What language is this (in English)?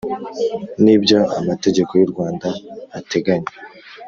Kinyarwanda